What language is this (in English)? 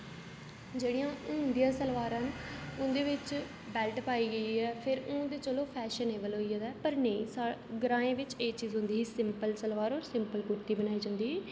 Dogri